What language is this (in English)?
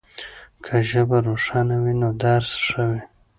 Pashto